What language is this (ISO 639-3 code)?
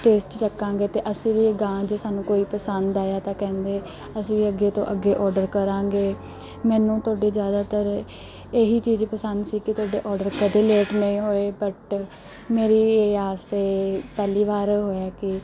pan